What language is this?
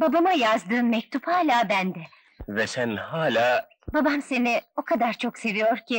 Turkish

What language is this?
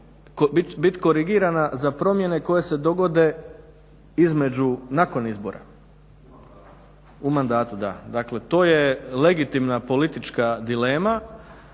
Croatian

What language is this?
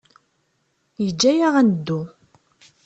Kabyle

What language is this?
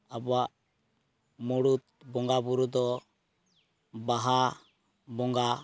Santali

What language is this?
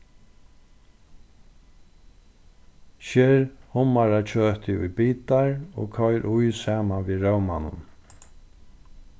Faroese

